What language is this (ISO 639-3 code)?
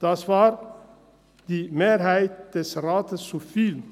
gsw